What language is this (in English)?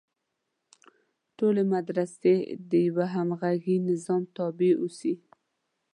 Pashto